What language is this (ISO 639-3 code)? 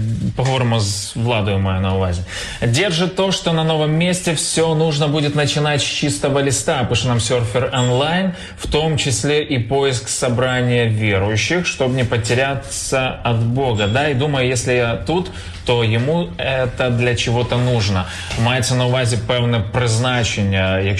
ukr